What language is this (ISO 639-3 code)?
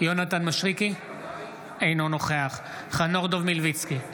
heb